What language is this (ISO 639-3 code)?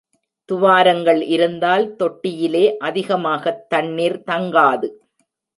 tam